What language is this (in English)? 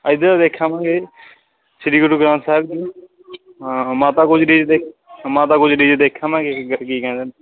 Punjabi